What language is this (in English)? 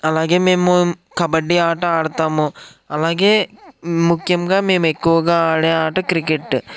Telugu